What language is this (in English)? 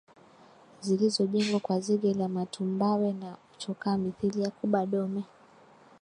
Swahili